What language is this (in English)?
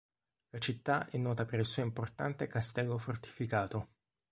Italian